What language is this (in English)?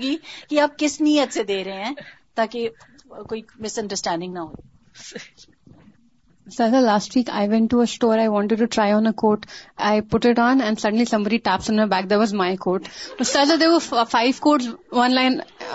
Urdu